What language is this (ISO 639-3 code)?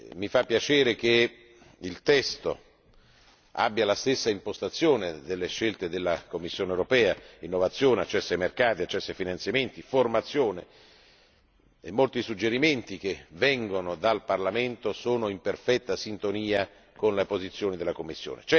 ita